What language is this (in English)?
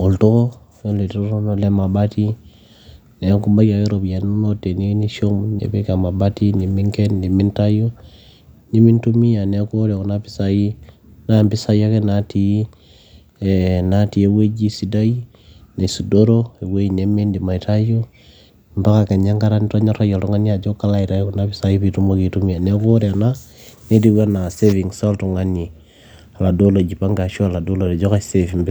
Masai